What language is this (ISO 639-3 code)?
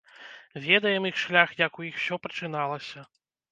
bel